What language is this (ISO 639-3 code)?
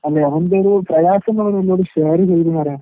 mal